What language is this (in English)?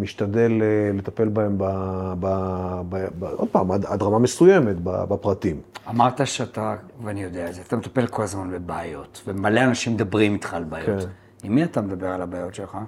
Hebrew